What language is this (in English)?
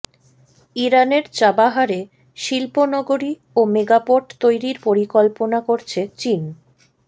Bangla